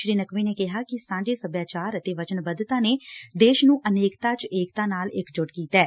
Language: Punjabi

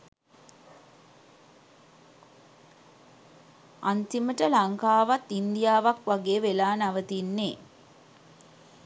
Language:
Sinhala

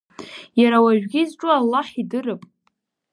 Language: Abkhazian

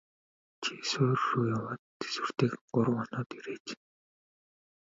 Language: Mongolian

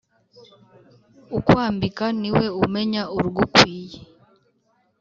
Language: Kinyarwanda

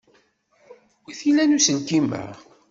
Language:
Kabyle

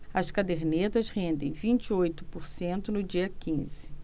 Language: Portuguese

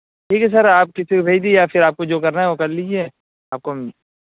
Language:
Urdu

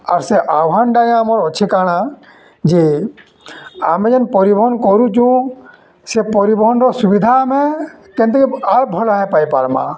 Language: Odia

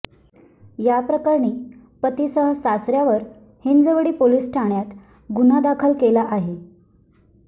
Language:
Marathi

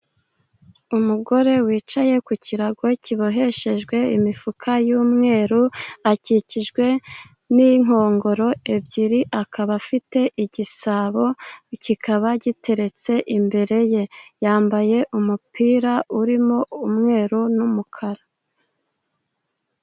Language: Kinyarwanda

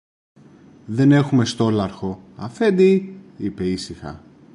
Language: Greek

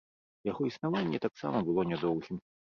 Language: Belarusian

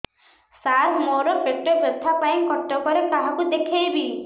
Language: Odia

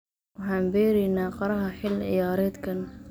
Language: Somali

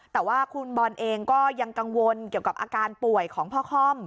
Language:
Thai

